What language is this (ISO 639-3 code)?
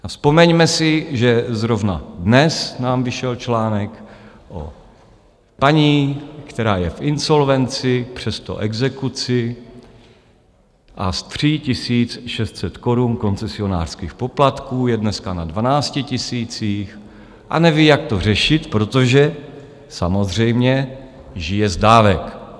ces